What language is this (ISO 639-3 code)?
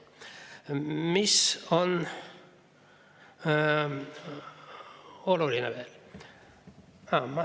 est